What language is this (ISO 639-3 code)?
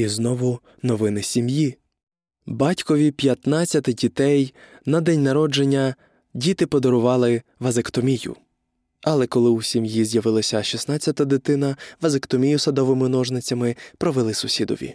ukr